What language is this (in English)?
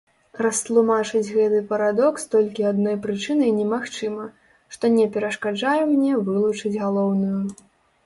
Belarusian